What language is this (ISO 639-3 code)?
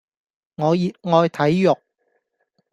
yue